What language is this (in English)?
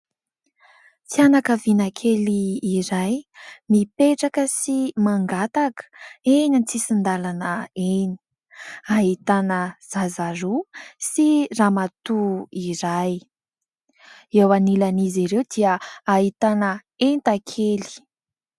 Malagasy